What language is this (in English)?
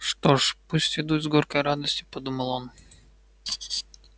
Russian